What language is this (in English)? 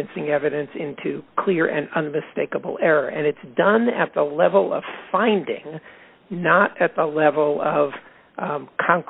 English